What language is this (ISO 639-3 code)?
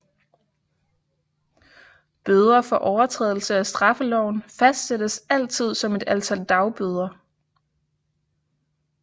dan